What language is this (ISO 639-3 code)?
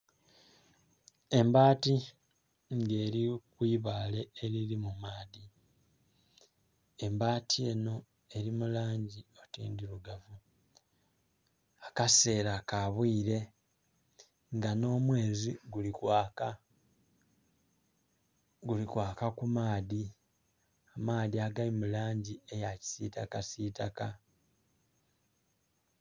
xog